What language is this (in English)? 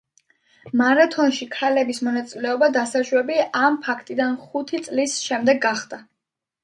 Georgian